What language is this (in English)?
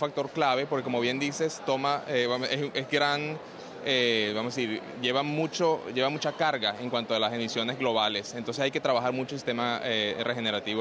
Spanish